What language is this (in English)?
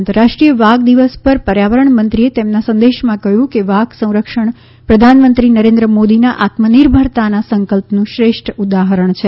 Gujarati